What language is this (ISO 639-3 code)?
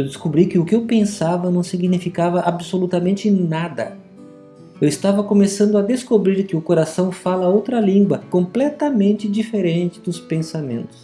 por